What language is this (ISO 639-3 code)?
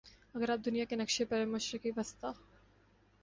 urd